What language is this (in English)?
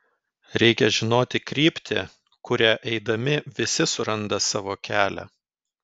Lithuanian